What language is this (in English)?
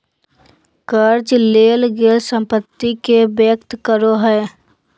Magahi